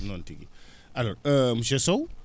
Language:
Fula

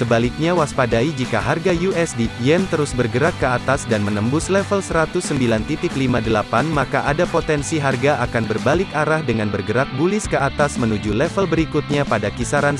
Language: Indonesian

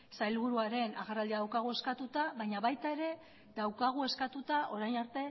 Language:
Basque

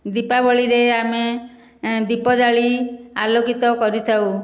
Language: Odia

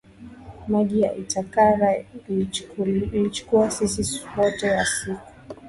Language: Swahili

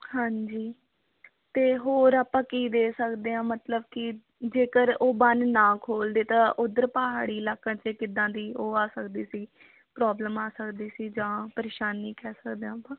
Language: Punjabi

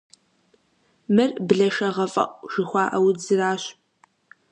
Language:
Kabardian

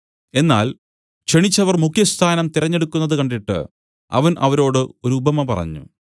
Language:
Malayalam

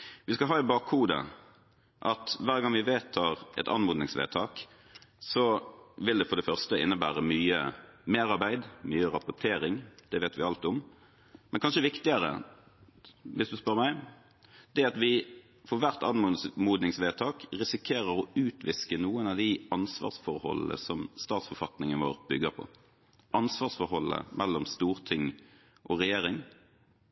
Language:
Norwegian Bokmål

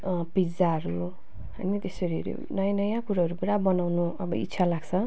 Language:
Nepali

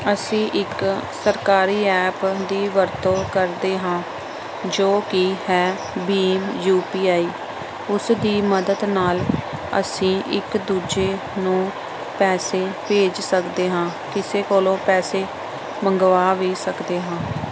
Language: Punjabi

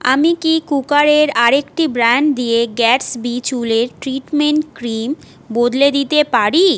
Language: Bangla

